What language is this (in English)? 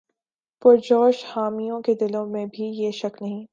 Urdu